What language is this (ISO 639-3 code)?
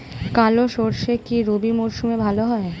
ben